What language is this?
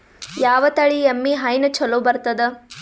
Kannada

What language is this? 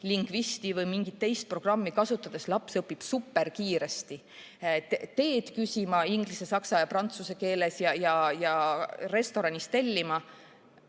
Estonian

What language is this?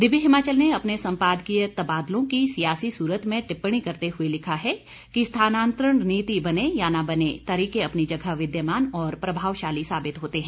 Hindi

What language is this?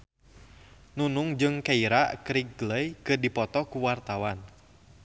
Sundanese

